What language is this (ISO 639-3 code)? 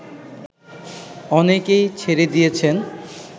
ben